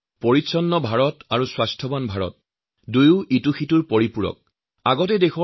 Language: Assamese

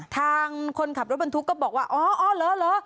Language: Thai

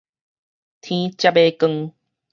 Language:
Min Nan Chinese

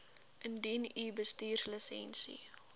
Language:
Afrikaans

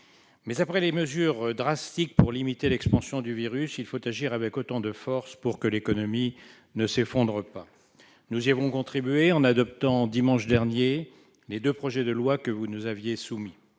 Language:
French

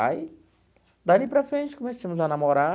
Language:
Portuguese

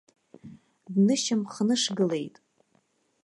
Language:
Abkhazian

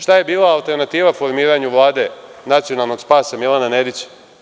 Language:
Serbian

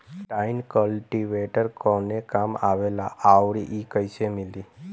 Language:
Bhojpuri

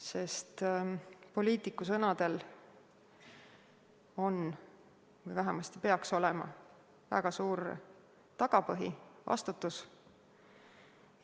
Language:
Estonian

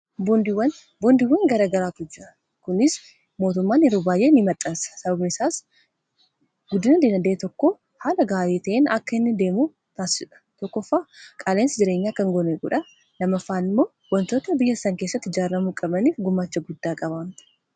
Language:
Oromo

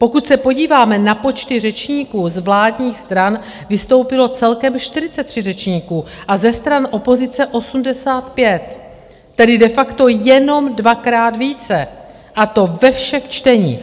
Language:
Czech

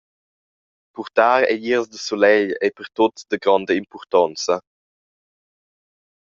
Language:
Romansh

